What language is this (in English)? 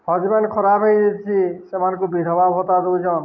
Odia